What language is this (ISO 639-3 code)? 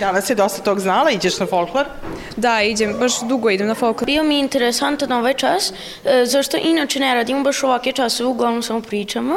hrv